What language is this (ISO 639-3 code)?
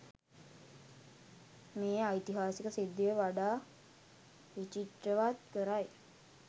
sin